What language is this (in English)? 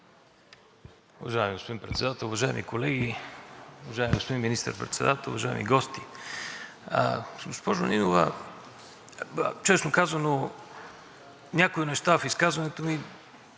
Bulgarian